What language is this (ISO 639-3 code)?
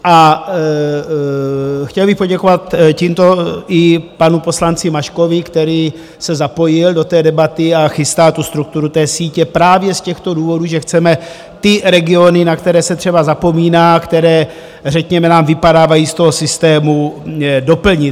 ces